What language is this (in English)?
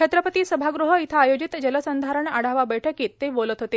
Marathi